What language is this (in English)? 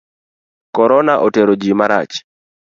Luo (Kenya and Tanzania)